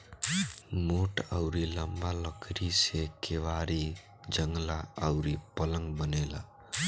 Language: Bhojpuri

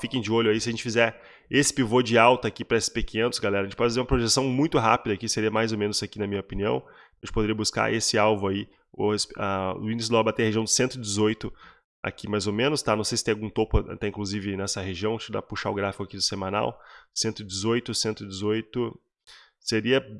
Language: Portuguese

